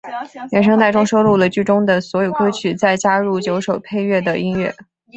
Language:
Chinese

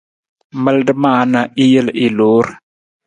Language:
Nawdm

